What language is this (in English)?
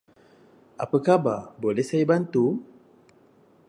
Malay